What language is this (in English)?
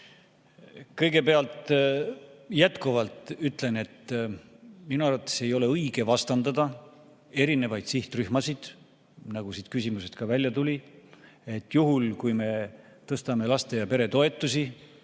Estonian